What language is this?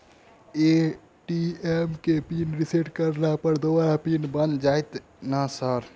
Maithili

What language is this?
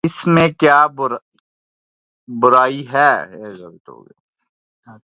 Urdu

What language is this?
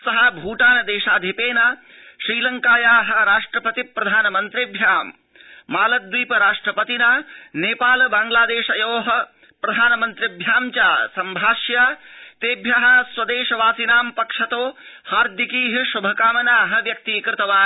Sanskrit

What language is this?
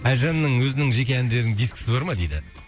Kazakh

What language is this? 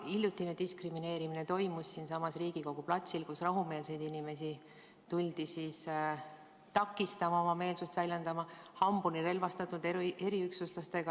Estonian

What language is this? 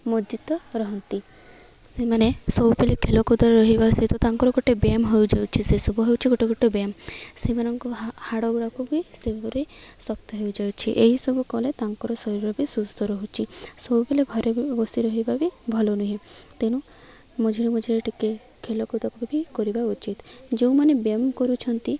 Odia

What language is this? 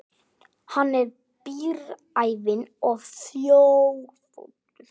Icelandic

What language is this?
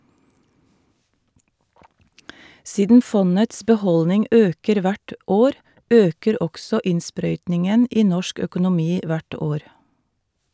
Norwegian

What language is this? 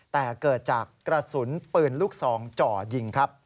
Thai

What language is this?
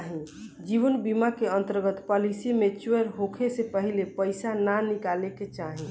Bhojpuri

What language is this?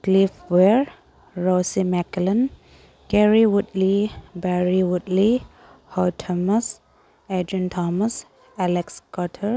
Manipuri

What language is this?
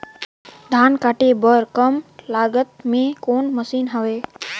Chhattisgarhi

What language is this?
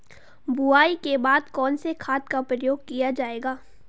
Hindi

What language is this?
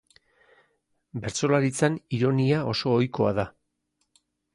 Basque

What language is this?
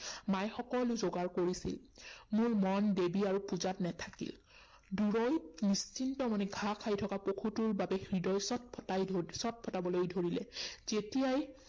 Assamese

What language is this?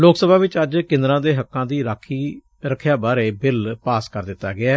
Punjabi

